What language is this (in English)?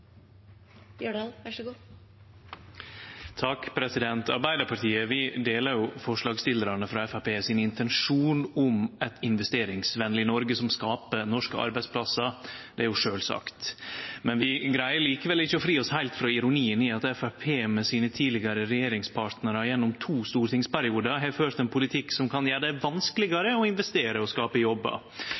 Norwegian Nynorsk